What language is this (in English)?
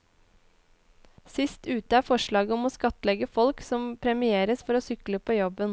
Norwegian